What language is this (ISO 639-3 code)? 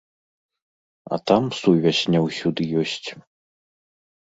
bel